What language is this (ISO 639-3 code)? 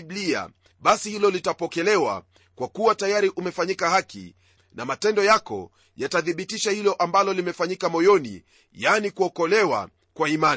swa